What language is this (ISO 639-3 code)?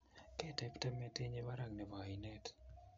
kln